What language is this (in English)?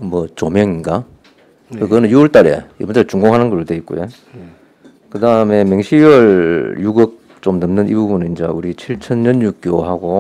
Korean